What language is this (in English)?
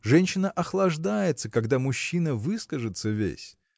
Russian